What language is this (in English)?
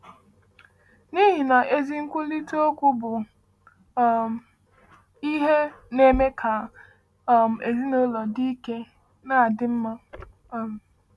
Igbo